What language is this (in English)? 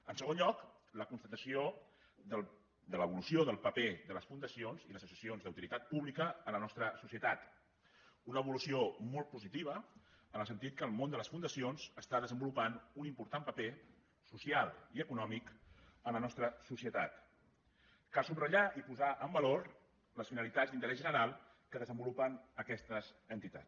Catalan